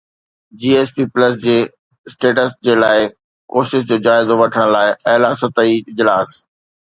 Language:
Sindhi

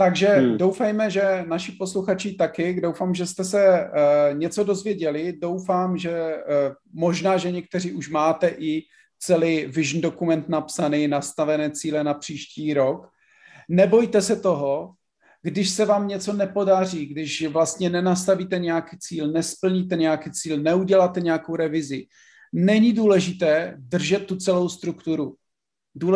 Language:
Czech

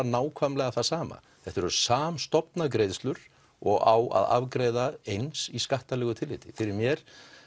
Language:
Icelandic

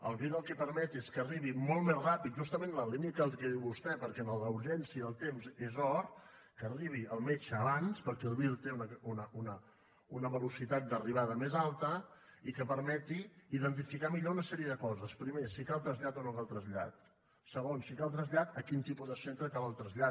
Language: Catalan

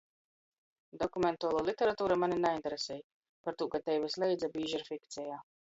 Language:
Latgalian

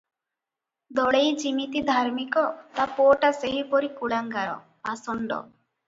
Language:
Odia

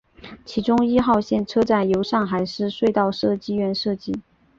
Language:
Chinese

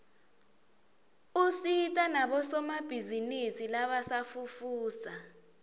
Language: Swati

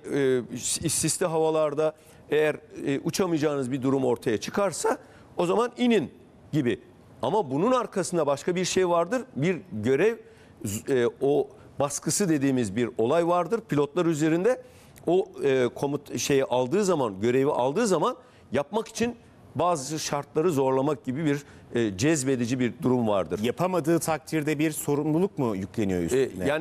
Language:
Turkish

